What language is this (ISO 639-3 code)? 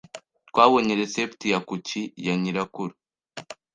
kin